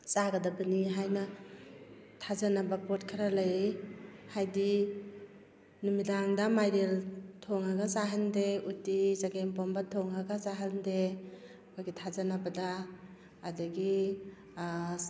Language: Manipuri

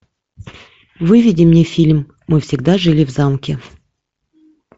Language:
Russian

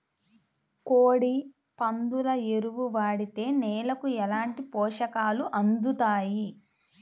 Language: Telugu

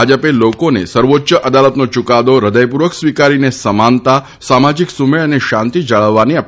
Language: Gujarati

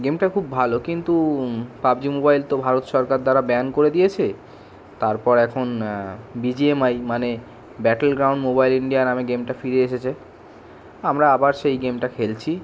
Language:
Bangla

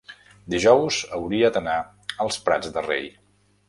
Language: Catalan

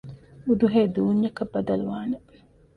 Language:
Divehi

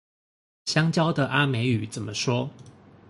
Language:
Chinese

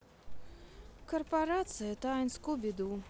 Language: Russian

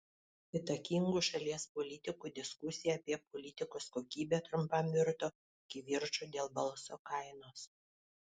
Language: Lithuanian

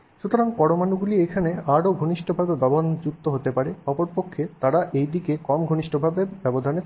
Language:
Bangla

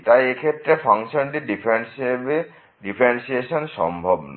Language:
Bangla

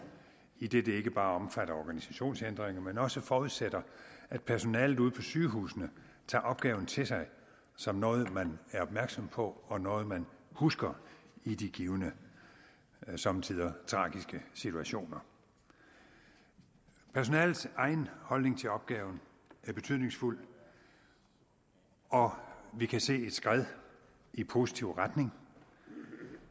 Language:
Danish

